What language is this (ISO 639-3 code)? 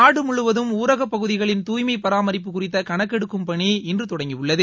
tam